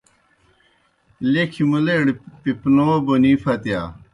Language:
Kohistani Shina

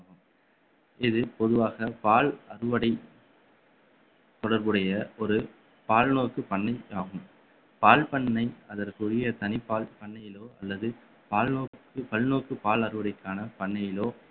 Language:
Tamil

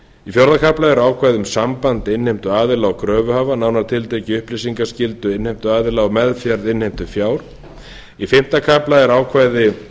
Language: Icelandic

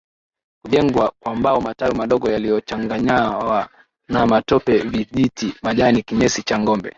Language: Swahili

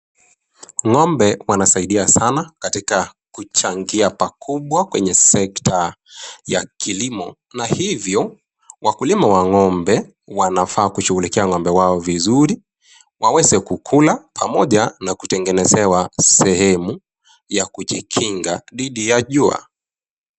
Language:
Swahili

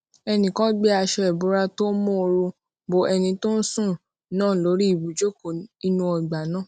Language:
Yoruba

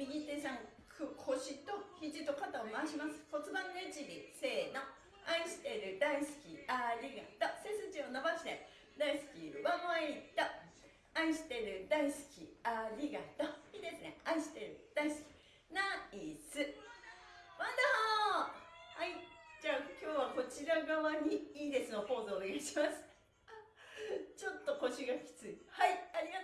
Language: Japanese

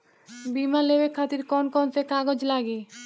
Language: Bhojpuri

